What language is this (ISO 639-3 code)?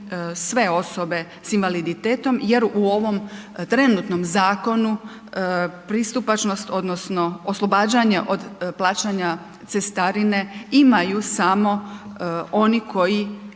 hrv